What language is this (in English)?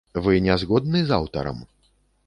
Belarusian